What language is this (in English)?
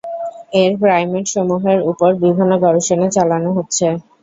Bangla